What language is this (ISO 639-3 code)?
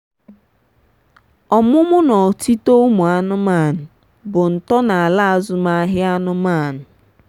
ibo